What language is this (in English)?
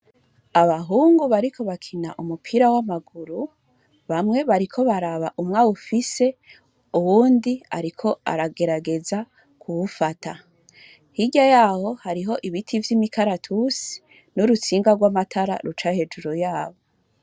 Rundi